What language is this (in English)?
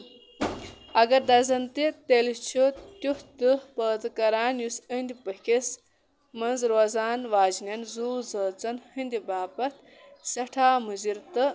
Kashmiri